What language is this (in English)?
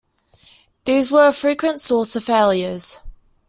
English